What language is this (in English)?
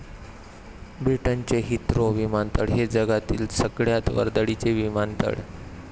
Marathi